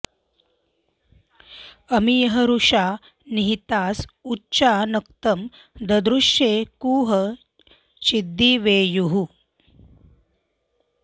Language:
Sanskrit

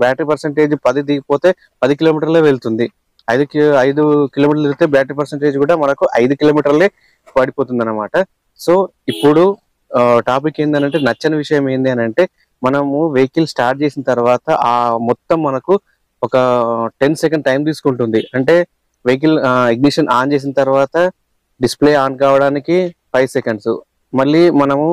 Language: Telugu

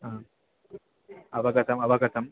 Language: Sanskrit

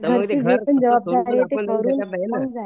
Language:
Marathi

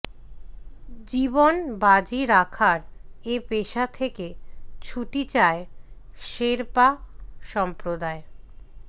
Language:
Bangla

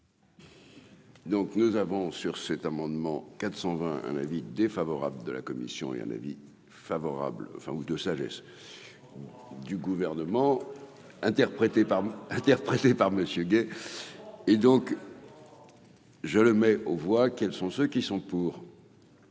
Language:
French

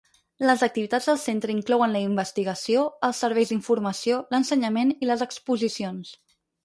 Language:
Catalan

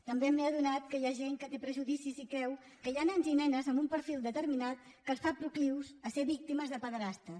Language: Catalan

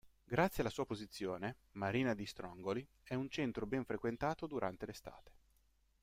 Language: Italian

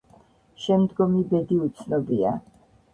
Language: Georgian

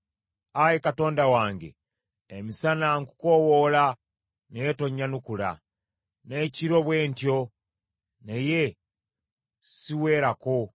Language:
Ganda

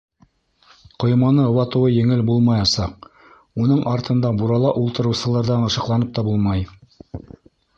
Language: Bashkir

